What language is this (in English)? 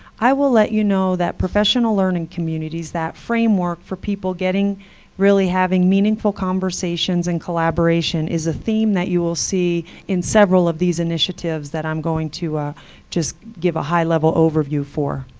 English